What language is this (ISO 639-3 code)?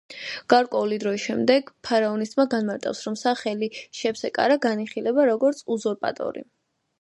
kat